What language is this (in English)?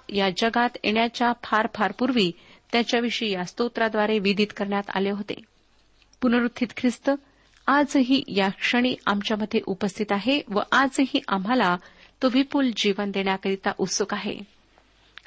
Marathi